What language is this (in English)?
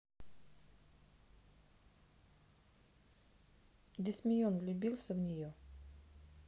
Russian